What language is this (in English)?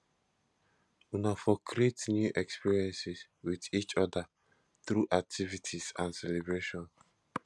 Nigerian Pidgin